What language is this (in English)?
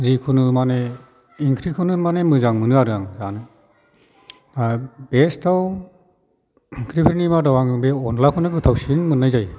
Bodo